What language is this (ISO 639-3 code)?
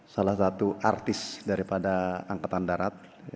ind